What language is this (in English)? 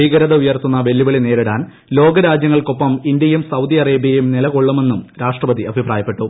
Malayalam